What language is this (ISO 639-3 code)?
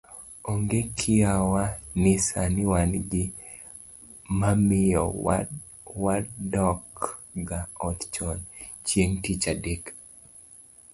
luo